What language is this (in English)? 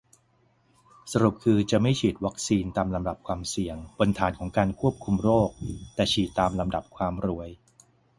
Thai